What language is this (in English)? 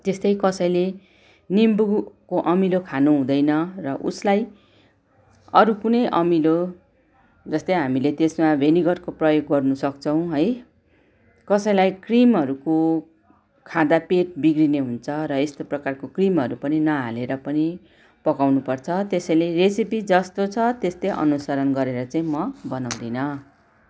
Nepali